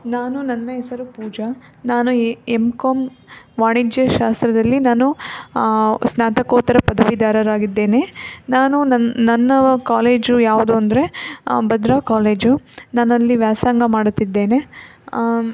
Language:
Kannada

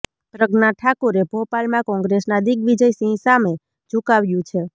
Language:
Gujarati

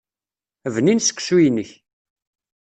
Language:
Kabyle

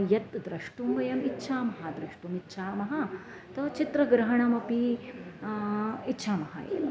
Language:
Sanskrit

